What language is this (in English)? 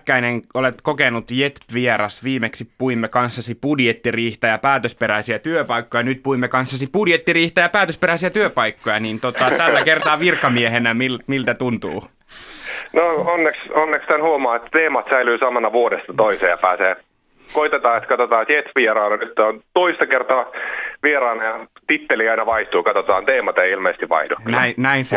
Finnish